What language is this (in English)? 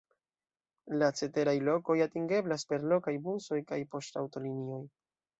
Esperanto